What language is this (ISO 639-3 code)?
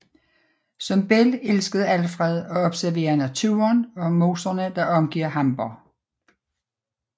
dan